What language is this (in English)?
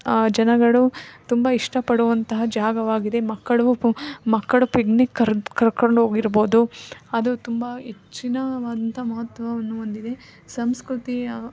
Kannada